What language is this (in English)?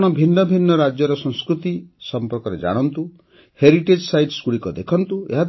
Odia